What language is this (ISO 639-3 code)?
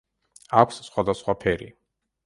kat